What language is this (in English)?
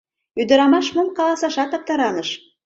Mari